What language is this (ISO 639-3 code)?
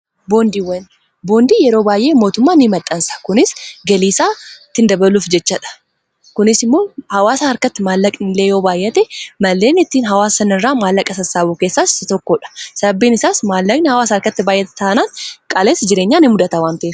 orm